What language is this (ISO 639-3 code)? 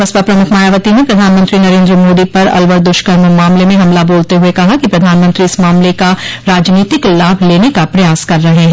hin